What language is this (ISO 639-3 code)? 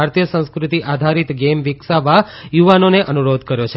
guj